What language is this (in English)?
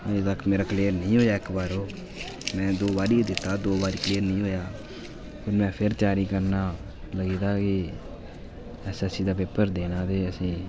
Dogri